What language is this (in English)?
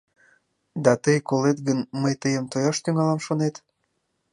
Mari